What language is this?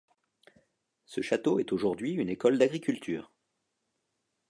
French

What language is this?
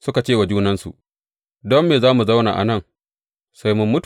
Hausa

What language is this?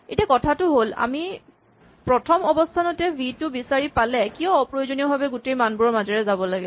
Assamese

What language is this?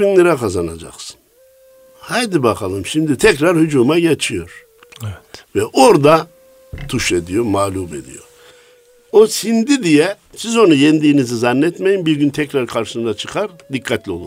Turkish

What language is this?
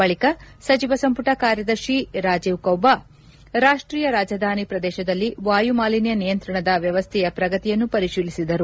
Kannada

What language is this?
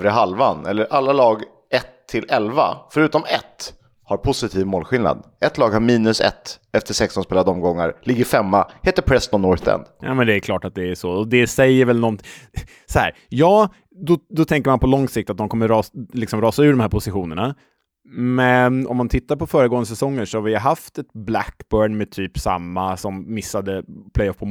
Swedish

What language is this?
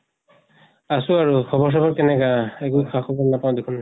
Assamese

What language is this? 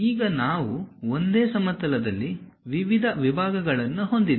Kannada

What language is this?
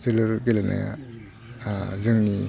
Bodo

